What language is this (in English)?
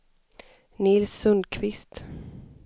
Swedish